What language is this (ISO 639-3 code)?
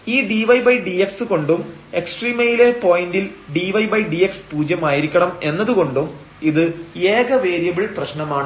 mal